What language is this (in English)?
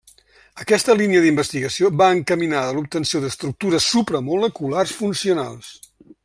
Catalan